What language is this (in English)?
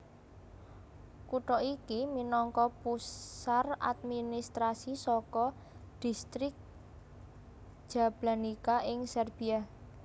Javanese